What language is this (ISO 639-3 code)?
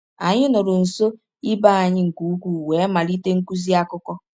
ibo